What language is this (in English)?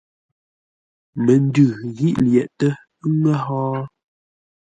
Ngombale